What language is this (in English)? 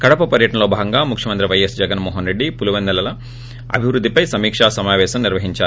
Telugu